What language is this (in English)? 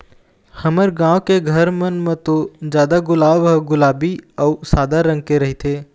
Chhattisgarhi